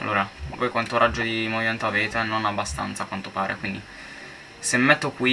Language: Italian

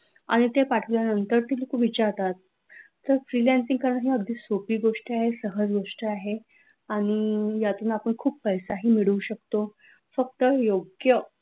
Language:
Marathi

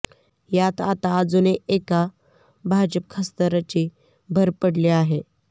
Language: Marathi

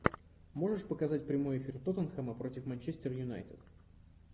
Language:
Russian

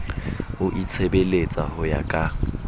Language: Southern Sotho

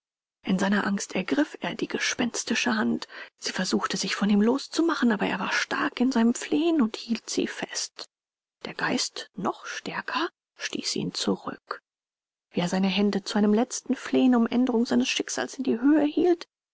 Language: German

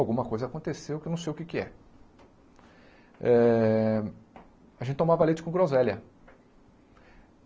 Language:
Portuguese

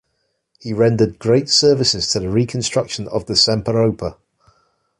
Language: English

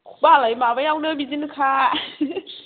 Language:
Bodo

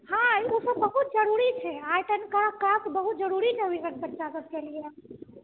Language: Maithili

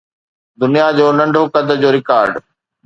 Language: Sindhi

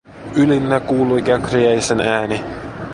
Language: Finnish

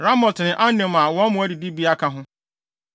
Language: Akan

